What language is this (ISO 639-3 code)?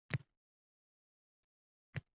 uzb